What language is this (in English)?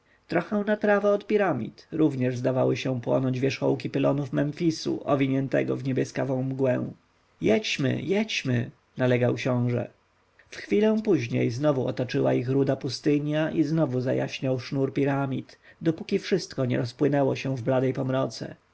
Polish